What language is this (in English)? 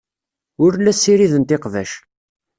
Kabyle